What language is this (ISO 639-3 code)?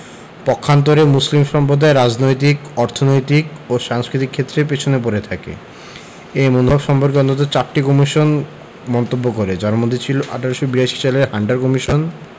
ben